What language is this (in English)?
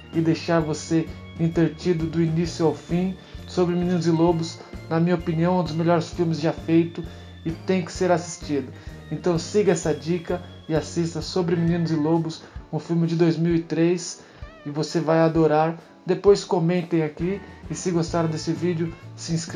Portuguese